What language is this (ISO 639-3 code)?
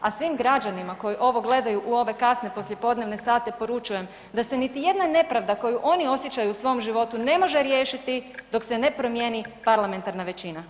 hrv